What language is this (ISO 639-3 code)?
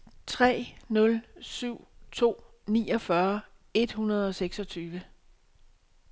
dan